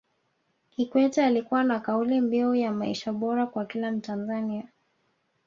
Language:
Swahili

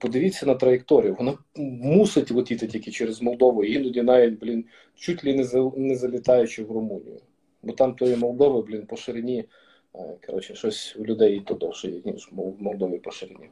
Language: Ukrainian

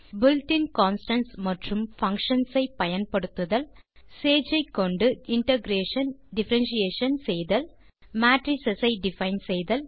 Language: Tamil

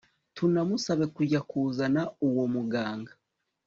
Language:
Kinyarwanda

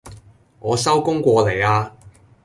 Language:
Cantonese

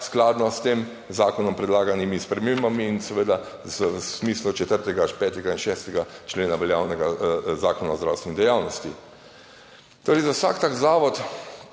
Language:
Slovenian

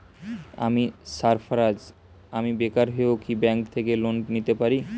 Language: Bangla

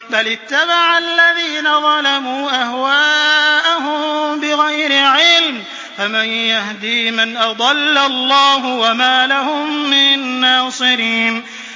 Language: Arabic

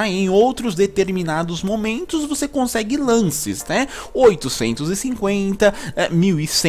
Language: Portuguese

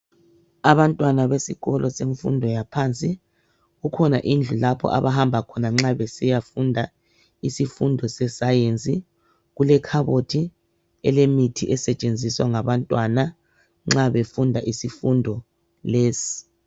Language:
North Ndebele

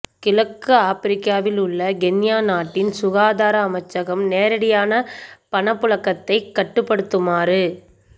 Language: Tamil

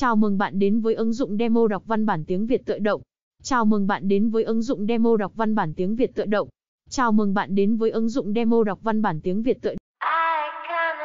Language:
Vietnamese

